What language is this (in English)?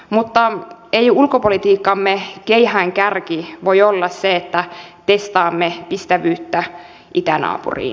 Finnish